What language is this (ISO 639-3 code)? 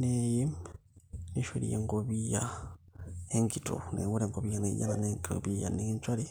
mas